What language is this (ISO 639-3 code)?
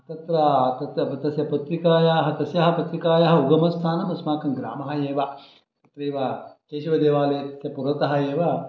san